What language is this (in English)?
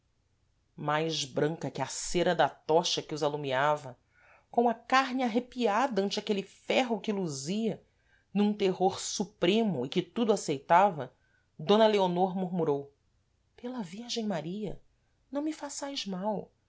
Portuguese